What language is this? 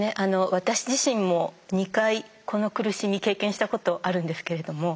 Japanese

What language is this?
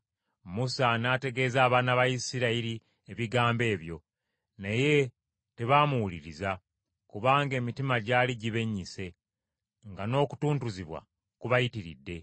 Ganda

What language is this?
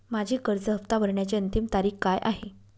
Marathi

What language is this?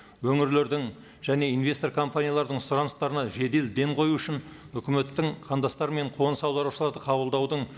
Kazakh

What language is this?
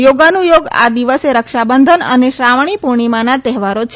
Gujarati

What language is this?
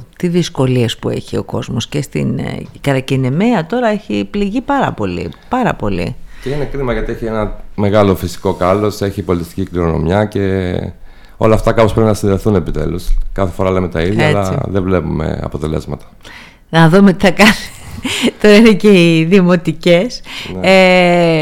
Greek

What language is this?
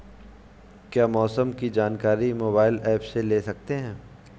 Hindi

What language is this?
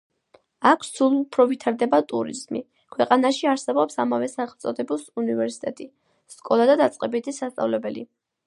Georgian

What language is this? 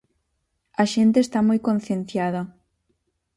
Galician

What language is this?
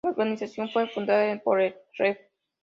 Spanish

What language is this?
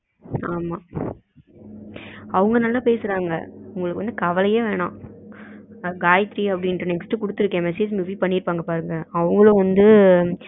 Tamil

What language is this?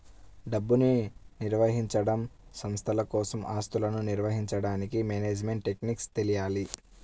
Telugu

